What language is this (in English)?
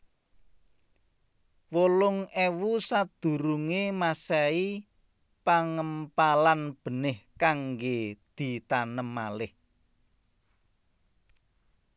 Javanese